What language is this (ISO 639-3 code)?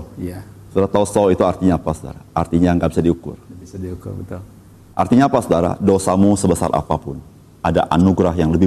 ind